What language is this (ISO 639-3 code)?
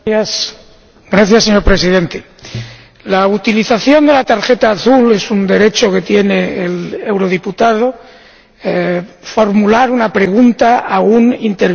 spa